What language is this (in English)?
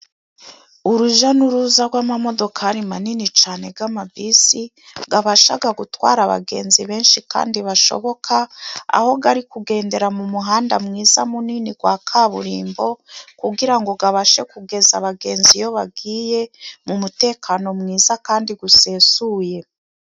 Kinyarwanda